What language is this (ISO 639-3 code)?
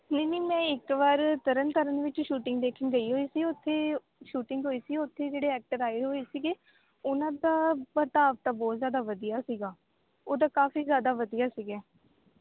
pan